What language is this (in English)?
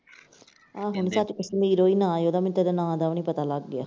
Punjabi